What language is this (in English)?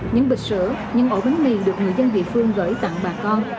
Vietnamese